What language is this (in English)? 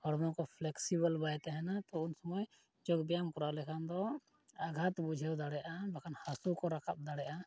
Santali